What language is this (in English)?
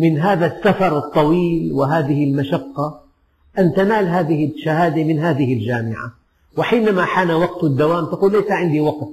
Arabic